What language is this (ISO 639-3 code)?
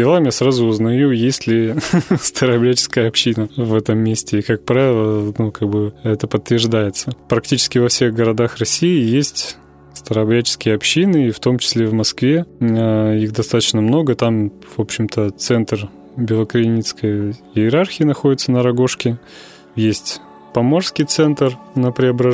rus